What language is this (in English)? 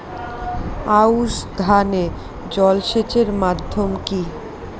Bangla